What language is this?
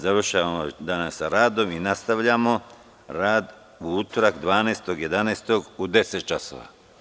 Serbian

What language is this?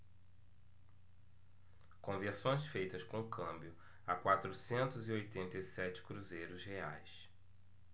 Portuguese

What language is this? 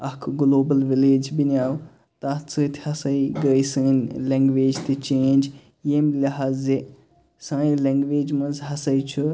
Kashmiri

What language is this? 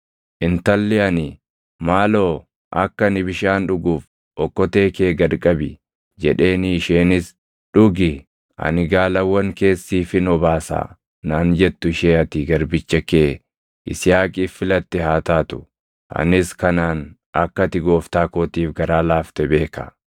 Oromo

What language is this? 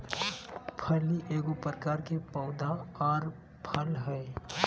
Magahi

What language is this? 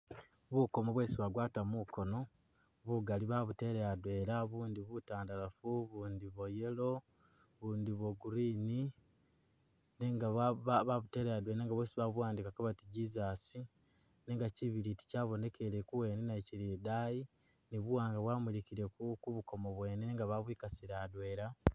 Masaaba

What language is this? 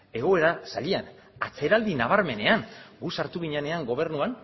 Basque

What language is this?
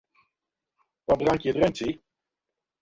Western Frisian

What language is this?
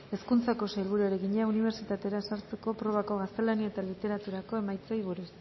Basque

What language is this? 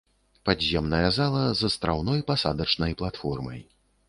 Belarusian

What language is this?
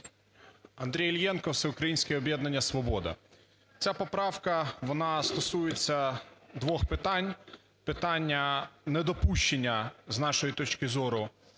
Ukrainian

